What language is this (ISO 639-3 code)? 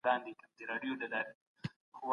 pus